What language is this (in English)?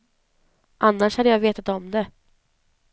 Swedish